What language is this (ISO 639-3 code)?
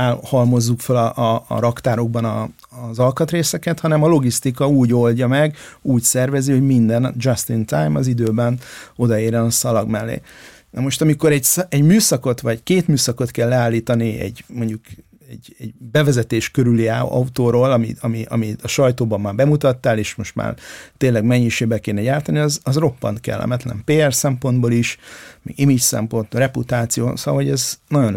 hun